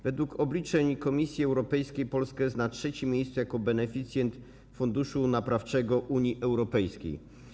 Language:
Polish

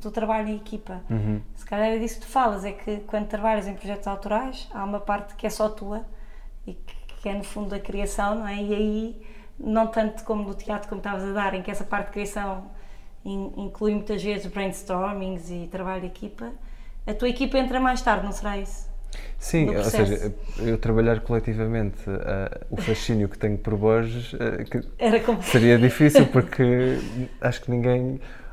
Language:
Portuguese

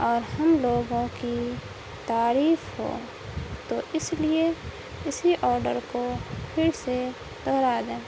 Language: Urdu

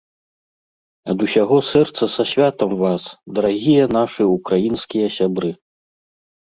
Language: Belarusian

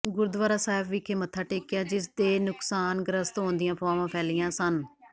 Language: Punjabi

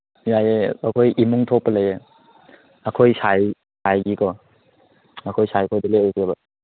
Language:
Manipuri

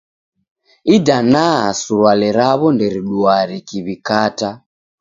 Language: Taita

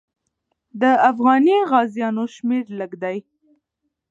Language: Pashto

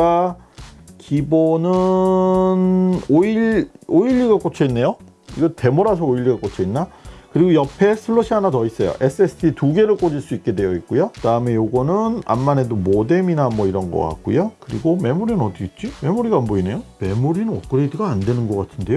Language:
Korean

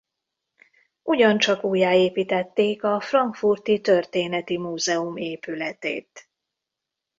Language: Hungarian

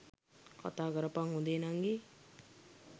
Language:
Sinhala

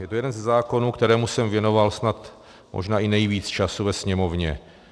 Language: Czech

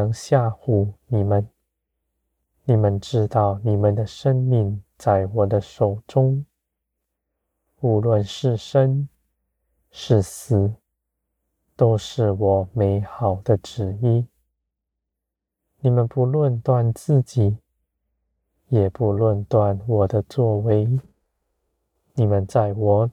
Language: Chinese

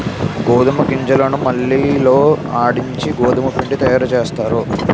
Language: Telugu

